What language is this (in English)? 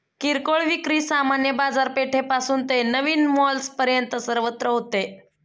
Marathi